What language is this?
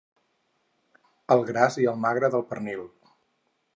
Catalan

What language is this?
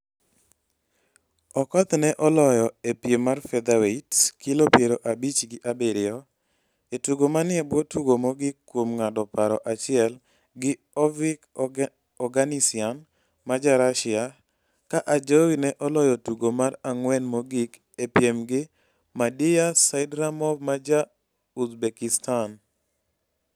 Luo (Kenya and Tanzania)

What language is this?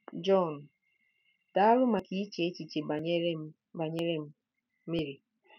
Igbo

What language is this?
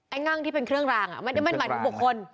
Thai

